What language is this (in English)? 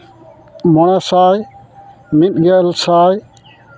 Santali